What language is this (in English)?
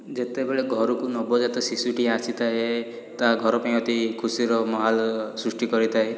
Odia